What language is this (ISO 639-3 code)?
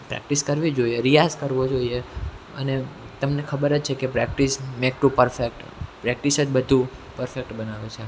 guj